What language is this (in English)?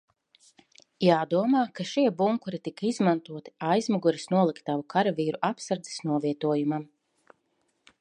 Latvian